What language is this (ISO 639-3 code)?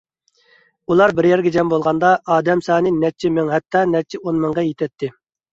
uig